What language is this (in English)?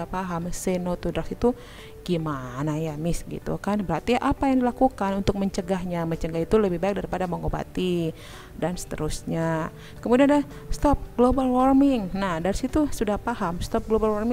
Indonesian